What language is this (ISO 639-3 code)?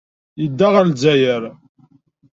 kab